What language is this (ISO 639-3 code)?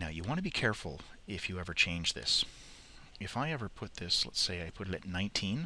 eng